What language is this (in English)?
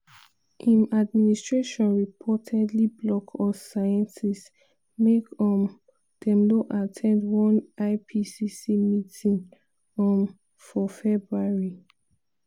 Nigerian Pidgin